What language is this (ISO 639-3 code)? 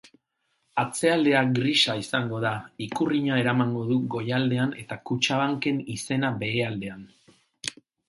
eus